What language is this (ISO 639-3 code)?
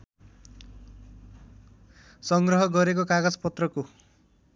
nep